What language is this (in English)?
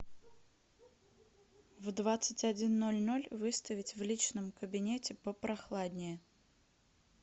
Russian